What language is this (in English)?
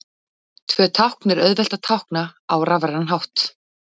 Icelandic